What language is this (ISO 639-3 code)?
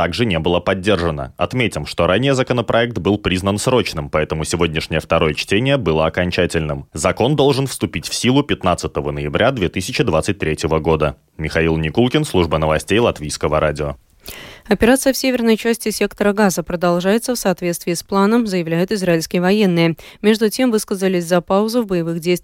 rus